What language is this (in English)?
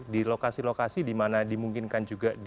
Indonesian